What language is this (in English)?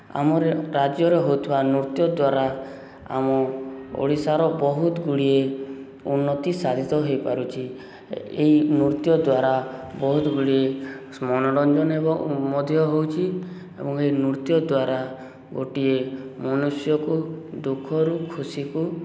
Odia